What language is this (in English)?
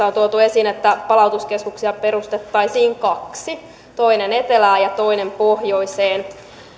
Finnish